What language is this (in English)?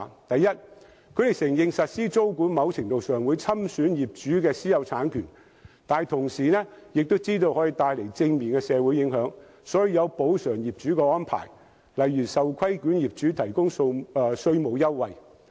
Cantonese